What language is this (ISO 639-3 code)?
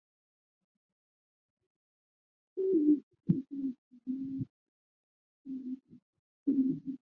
zho